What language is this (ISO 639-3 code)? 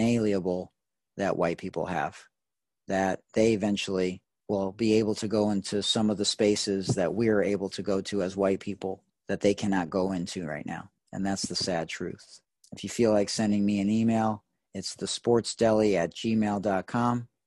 eng